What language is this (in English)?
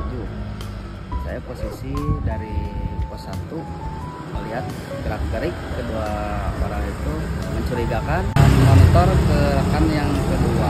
Indonesian